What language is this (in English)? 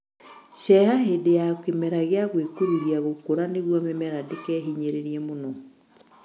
Kikuyu